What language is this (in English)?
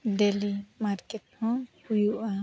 Santali